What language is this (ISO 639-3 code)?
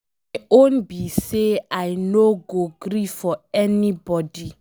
pcm